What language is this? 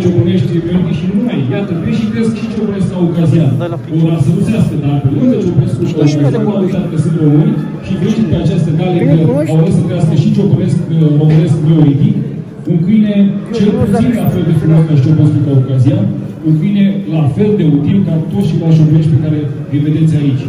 Romanian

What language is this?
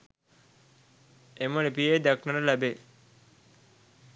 Sinhala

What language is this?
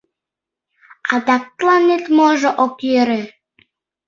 Mari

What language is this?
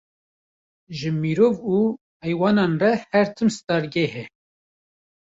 Kurdish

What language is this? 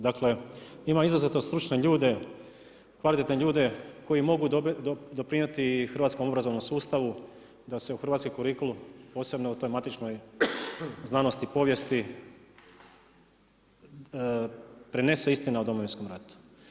Croatian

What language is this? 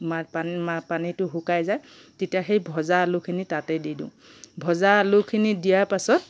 Assamese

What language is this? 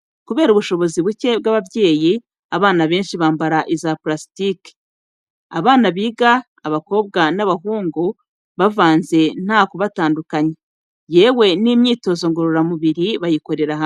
Kinyarwanda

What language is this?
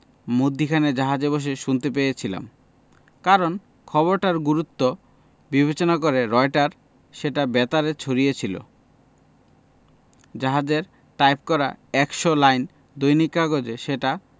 Bangla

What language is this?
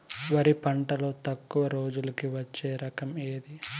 Telugu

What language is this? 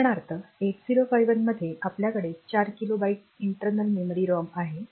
Marathi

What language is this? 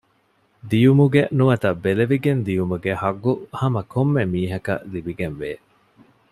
Divehi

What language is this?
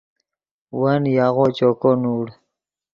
Yidgha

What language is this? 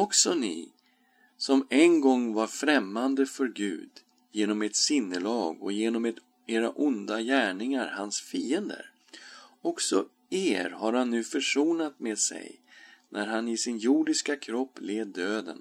Swedish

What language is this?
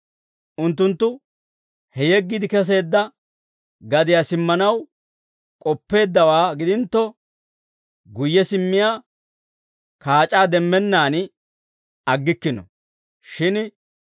Dawro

